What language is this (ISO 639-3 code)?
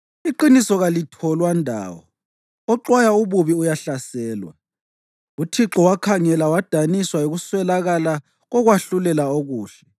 nde